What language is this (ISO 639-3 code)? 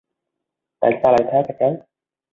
vie